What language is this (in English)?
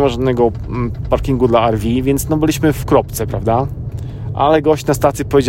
Polish